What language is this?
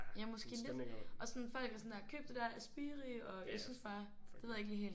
Danish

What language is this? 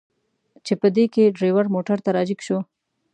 Pashto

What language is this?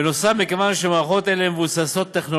Hebrew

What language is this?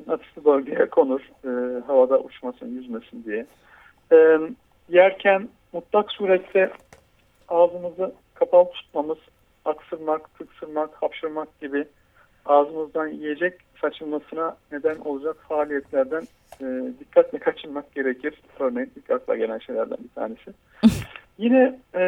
Turkish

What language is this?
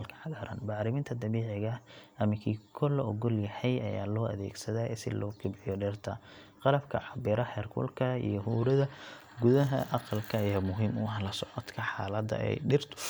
Somali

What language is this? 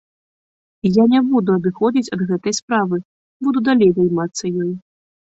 Belarusian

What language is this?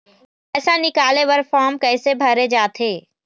Chhattisgarhi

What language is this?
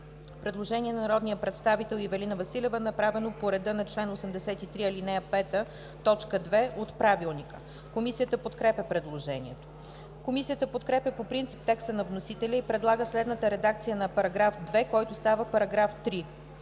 Bulgarian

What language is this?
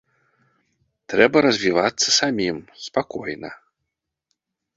Belarusian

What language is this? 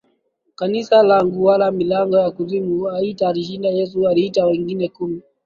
Swahili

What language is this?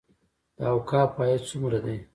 Pashto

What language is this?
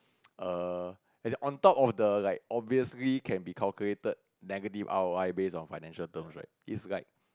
English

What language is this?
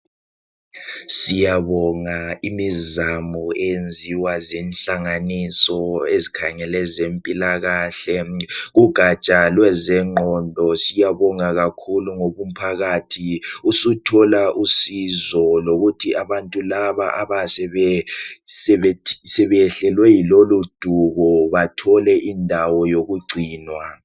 North Ndebele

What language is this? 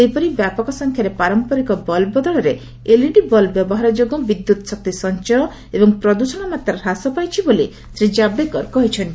Odia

